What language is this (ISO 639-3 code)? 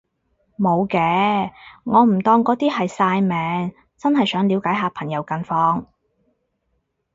yue